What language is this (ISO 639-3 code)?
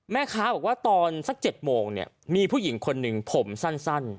tha